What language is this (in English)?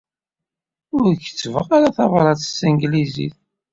Kabyle